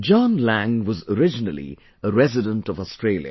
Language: English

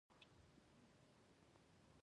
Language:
Pashto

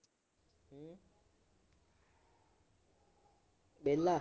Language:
Punjabi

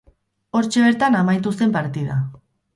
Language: Basque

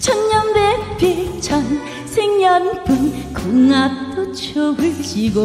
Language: Korean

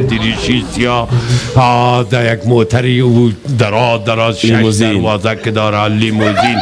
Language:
Persian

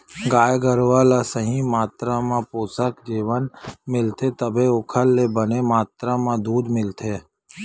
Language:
Chhattisgarhi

